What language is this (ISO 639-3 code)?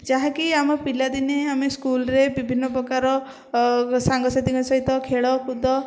ori